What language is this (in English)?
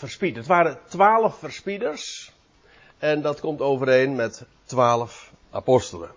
Dutch